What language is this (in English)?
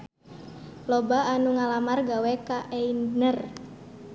Sundanese